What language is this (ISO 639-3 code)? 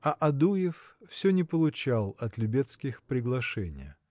rus